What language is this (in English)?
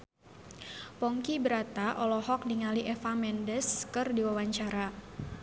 Sundanese